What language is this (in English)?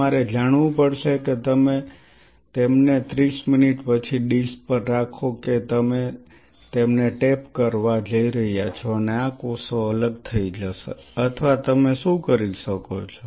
Gujarati